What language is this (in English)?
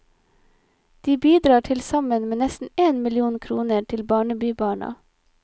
Norwegian